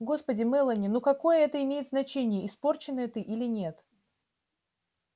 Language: Russian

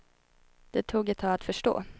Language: Swedish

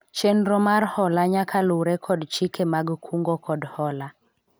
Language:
Luo (Kenya and Tanzania)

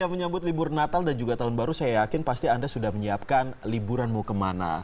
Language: Indonesian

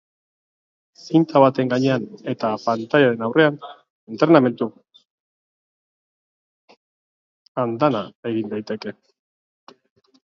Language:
Basque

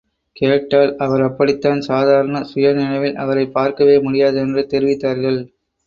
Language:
Tamil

